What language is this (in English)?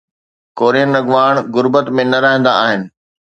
Sindhi